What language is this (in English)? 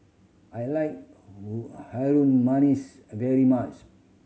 English